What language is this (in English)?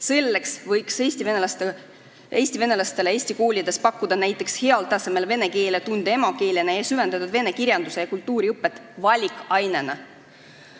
Estonian